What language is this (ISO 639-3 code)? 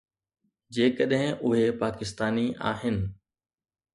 snd